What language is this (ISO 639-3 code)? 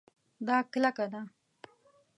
pus